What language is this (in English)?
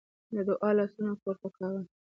Pashto